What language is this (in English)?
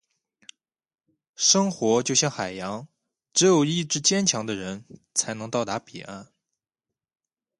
Chinese